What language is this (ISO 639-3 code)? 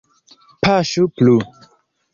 epo